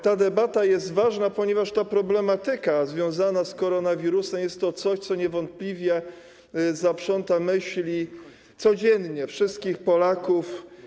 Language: Polish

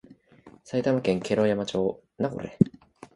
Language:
Japanese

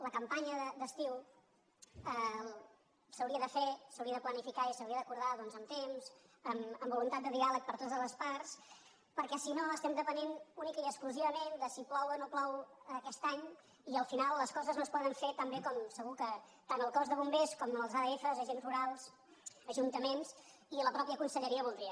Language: Catalan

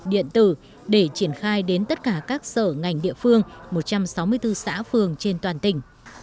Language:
Vietnamese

